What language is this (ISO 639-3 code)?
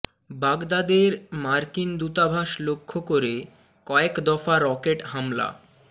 ben